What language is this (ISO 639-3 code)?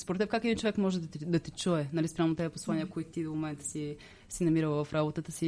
bul